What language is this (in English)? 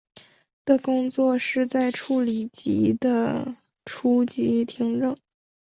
Chinese